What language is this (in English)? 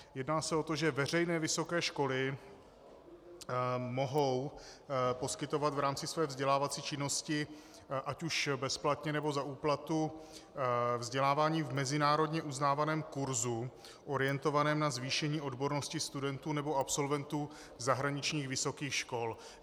Czech